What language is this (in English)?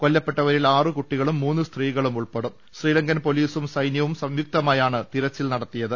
Malayalam